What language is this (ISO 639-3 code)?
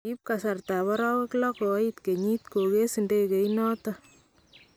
kln